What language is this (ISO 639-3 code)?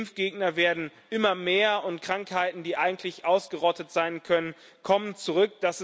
deu